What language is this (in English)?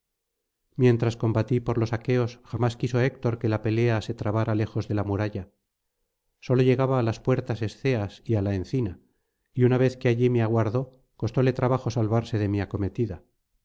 Spanish